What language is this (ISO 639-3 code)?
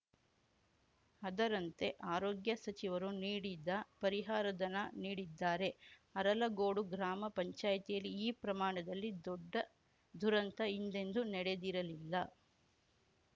kan